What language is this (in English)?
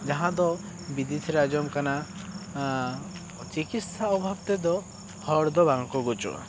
Santali